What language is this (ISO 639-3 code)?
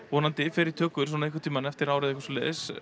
isl